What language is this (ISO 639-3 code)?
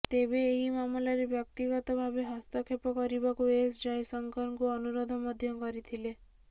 ori